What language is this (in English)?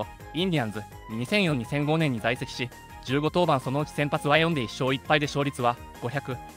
Japanese